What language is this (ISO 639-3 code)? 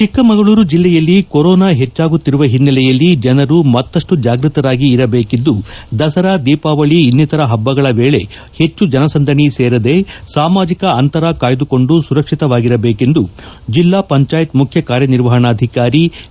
kan